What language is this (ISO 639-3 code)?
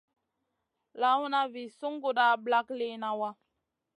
mcn